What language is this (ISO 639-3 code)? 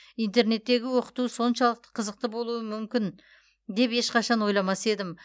kaz